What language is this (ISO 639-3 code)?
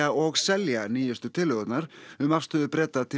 isl